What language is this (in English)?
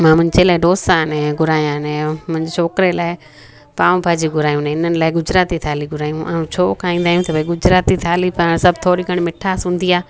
Sindhi